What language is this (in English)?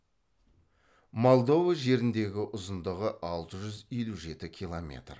Kazakh